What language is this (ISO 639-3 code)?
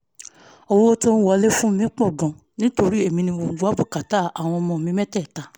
yor